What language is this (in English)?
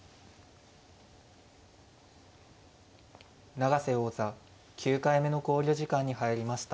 Japanese